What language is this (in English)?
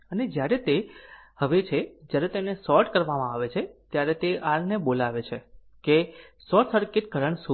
Gujarati